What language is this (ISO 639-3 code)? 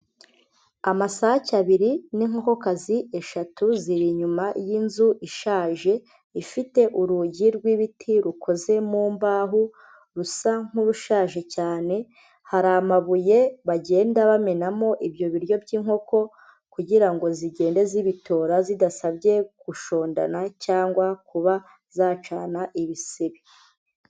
kin